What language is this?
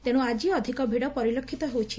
Odia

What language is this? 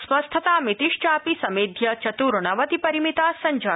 Sanskrit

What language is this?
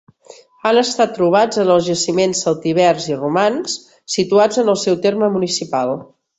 Catalan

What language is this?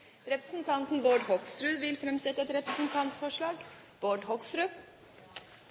Norwegian Nynorsk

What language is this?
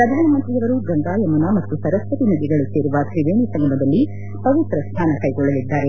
Kannada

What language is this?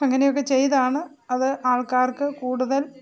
Malayalam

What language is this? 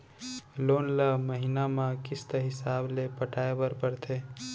Chhattisgarhi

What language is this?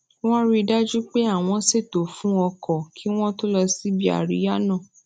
Yoruba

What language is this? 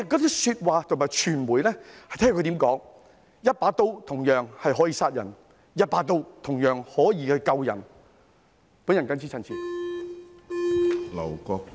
Cantonese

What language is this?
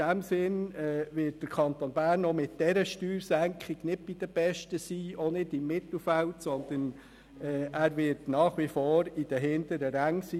Swiss German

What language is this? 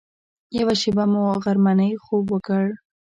Pashto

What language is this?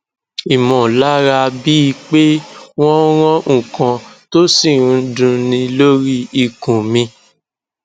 Yoruba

